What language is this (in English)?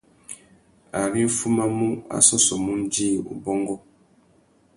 Tuki